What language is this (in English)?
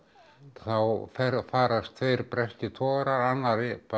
Icelandic